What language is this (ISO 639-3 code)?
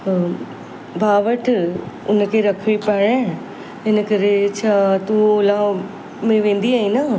snd